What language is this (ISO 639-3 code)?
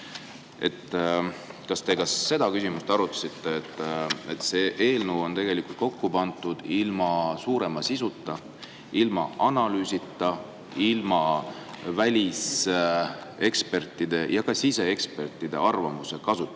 est